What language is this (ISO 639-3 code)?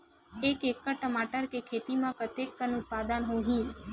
hne